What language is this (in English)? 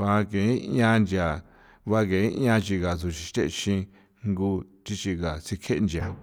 San Felipe Otlaltepec Popoloca